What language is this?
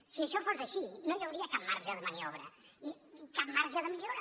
Catalan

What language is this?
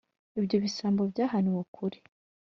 Kinyarwanda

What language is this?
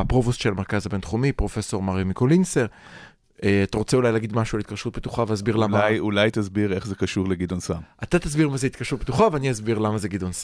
Hebrew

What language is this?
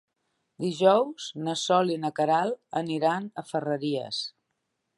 Catalan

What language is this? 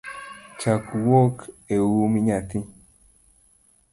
Luo (Kenya and Tanzania)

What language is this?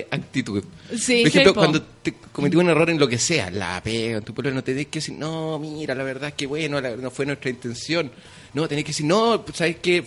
Spanish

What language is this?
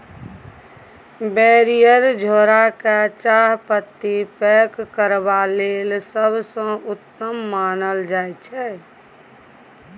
Maithili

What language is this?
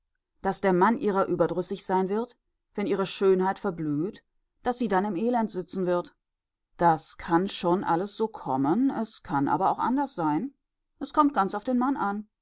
German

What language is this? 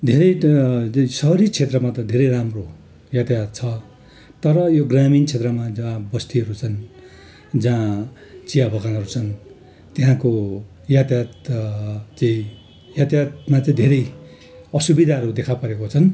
Nepali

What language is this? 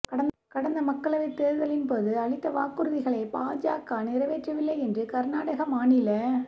Tamil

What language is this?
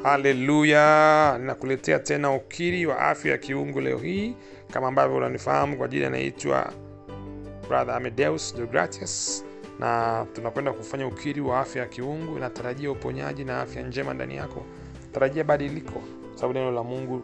Swahili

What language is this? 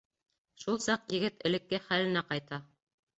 Bashkir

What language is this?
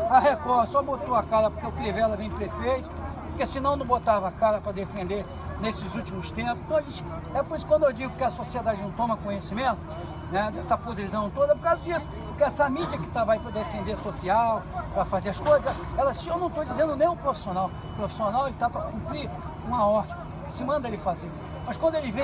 Portuguese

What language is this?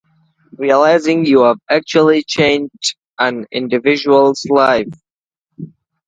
English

